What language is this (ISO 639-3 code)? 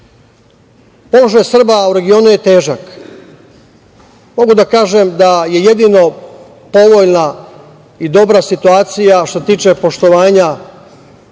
srp